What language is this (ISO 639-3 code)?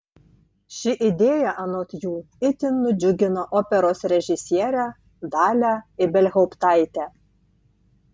lit